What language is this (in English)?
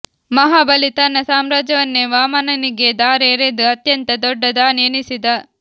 Kannada